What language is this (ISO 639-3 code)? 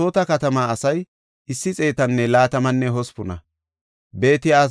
gof